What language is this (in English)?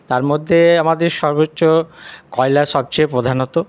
Bangla